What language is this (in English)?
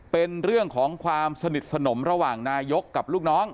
Thai